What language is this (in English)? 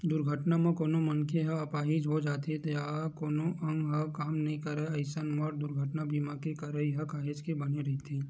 Chhattisgarhi